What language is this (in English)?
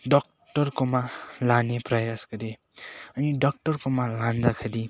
Nepali